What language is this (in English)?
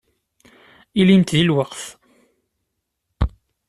Kabyle